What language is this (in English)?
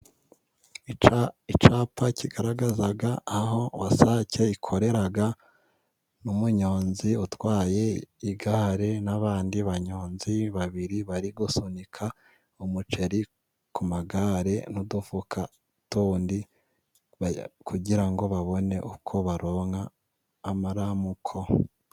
Kinyarwanda